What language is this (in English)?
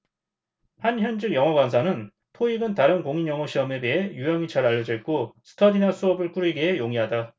Korean